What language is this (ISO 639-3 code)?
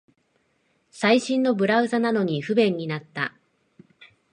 jpn